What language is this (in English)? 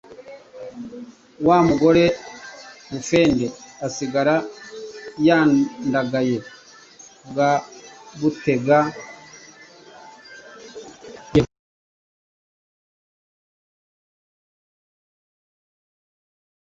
Kinyarwanda